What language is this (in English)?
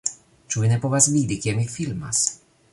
Esperanto